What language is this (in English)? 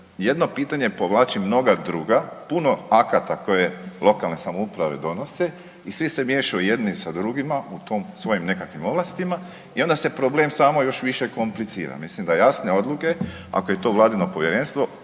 Croatian